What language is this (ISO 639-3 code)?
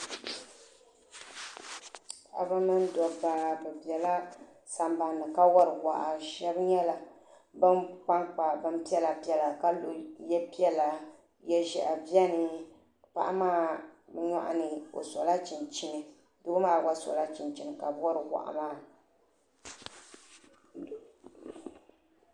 dag